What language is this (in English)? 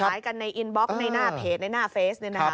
Thai